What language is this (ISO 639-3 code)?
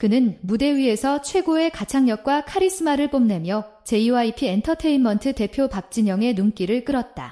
kor